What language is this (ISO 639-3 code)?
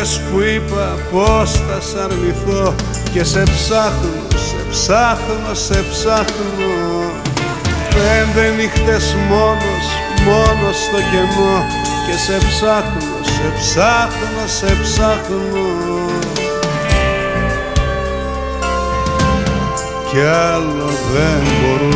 ell